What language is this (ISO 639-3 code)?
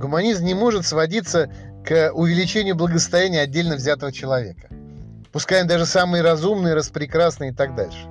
rus